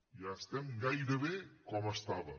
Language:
Catalan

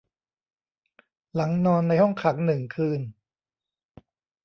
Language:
Thai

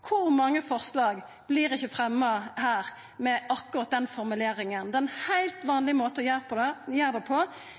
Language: Norwegian Nynorsk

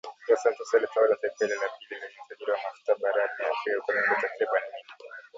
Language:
Swahili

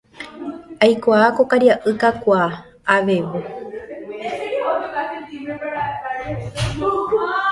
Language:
Guarani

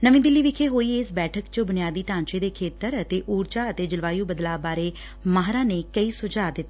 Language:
Punjabi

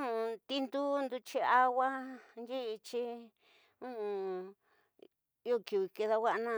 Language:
Tidaá Mixtec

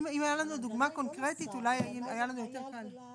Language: Hebrew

